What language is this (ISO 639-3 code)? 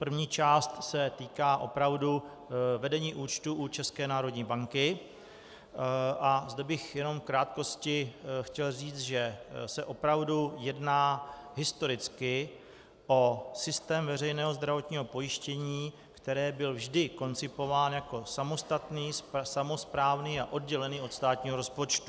ces